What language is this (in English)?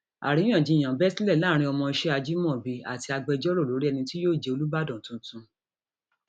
Yoruba